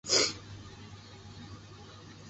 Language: Chinese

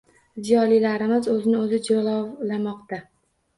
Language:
Uzbek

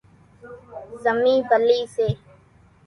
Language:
Kachi Koli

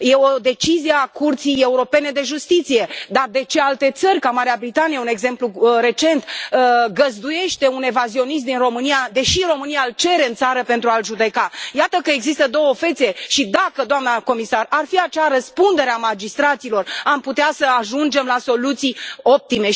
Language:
Romanian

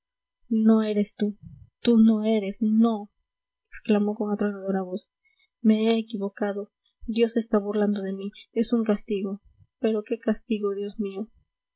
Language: Spanish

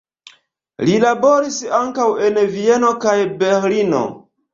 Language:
Esperanto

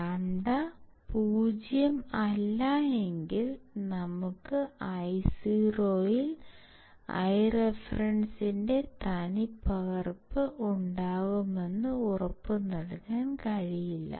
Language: Malayalam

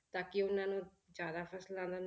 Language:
Punjabi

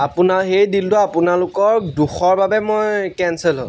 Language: Assamese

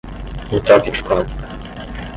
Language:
Portuguese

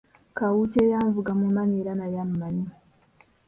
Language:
Ganda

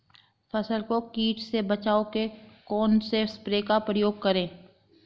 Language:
Hindi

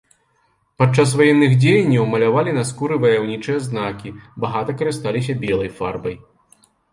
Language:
Belarusian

